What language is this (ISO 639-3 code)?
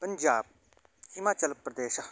san